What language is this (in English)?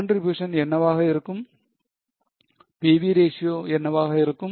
Tamil